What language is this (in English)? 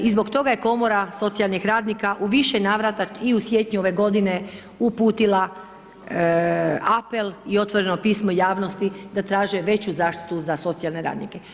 Croatian